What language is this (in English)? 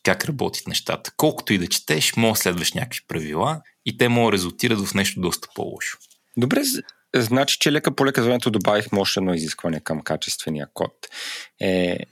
Bulgarian